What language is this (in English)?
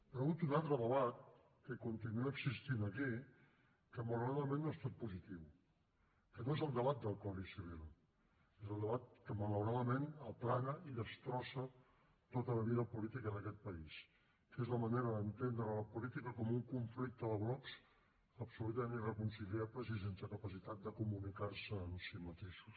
Catalan